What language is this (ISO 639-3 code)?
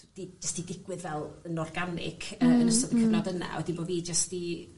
cym